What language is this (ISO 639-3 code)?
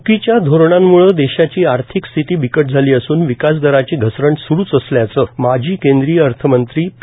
mar